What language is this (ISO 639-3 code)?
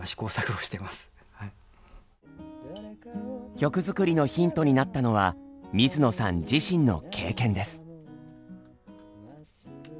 jpn